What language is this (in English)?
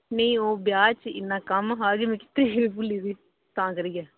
Dogri